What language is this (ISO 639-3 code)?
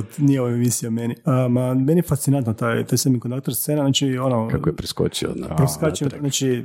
hrv